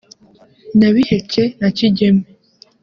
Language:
Kinyarwanda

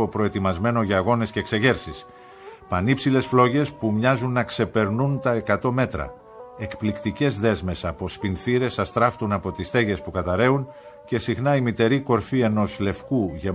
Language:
Greek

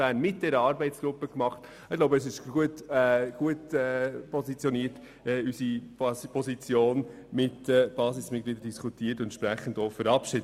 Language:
Swiss German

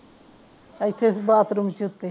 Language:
Punjabi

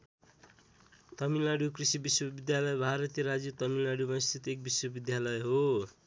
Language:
Nepali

